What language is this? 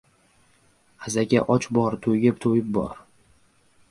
Uzbek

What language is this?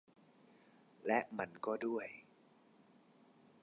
Thai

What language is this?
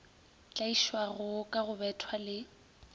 Northern Sotho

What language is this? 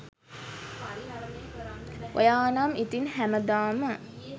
Sinhala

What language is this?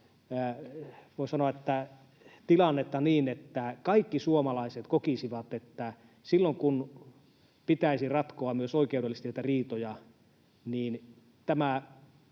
Finnish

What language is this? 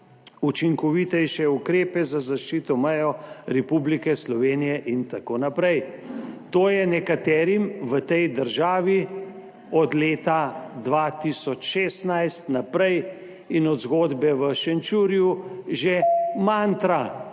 Slovenian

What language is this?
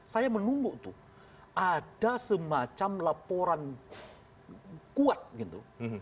Indonesian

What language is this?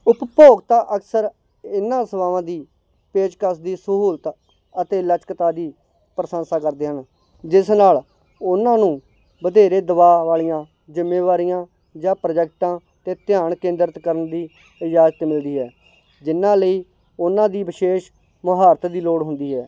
Punjabi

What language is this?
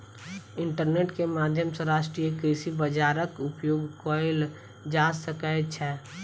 Maithili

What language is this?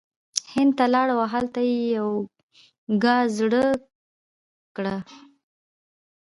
Pashto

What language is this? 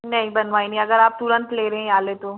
Hindi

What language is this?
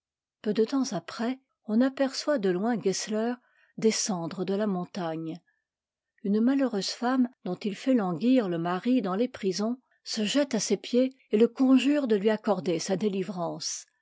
French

